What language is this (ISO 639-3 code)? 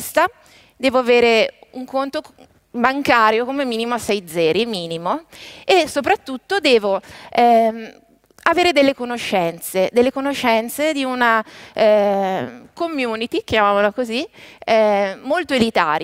ita